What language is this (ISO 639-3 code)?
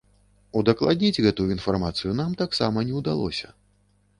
bel